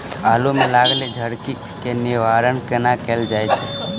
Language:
Maithili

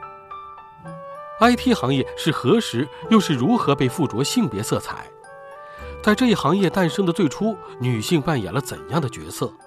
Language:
Chinese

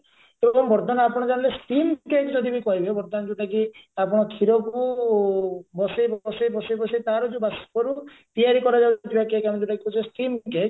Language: Odia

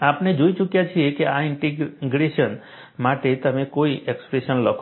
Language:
Gujarati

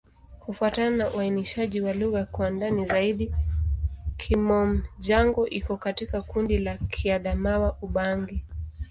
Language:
Swahili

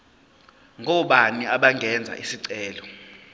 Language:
Zulu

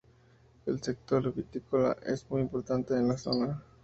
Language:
Spanish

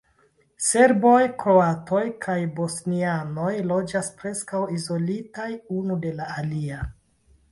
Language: Esperanto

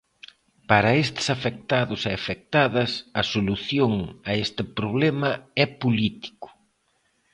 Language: Galician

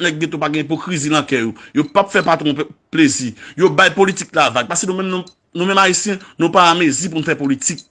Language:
French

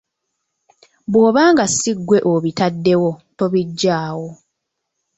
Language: Ganda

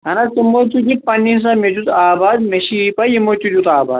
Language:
Kashmiri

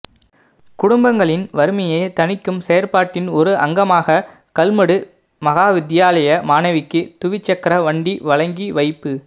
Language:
Tamil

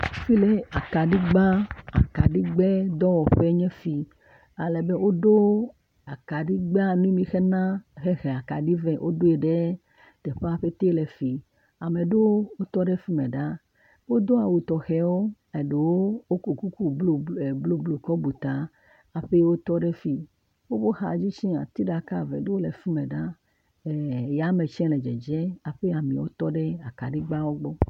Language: Ewe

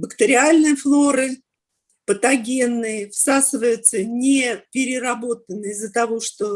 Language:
Russian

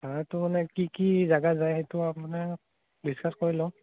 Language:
Assamese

